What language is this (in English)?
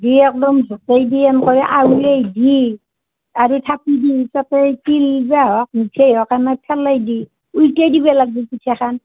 Assamese